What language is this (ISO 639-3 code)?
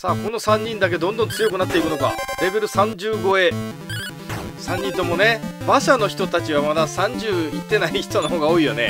jpn